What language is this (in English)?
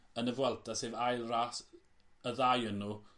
Welsh